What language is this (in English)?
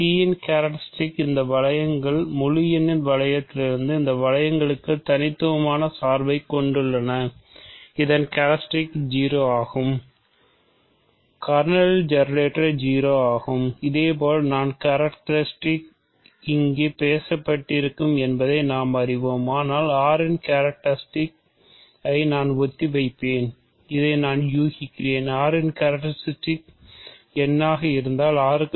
Tamil